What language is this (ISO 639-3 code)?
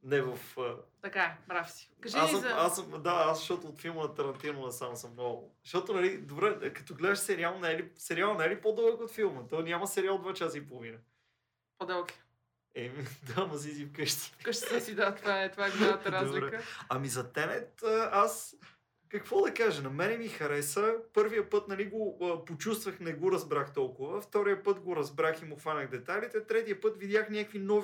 bul